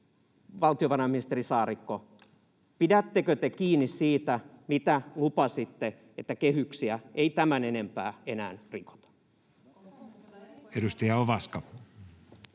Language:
Finnish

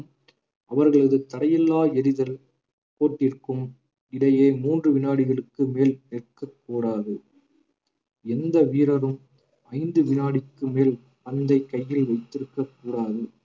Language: Tamil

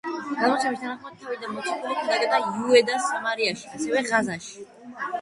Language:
Georgian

